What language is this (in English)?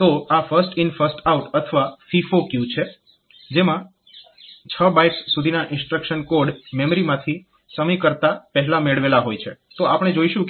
Gujarati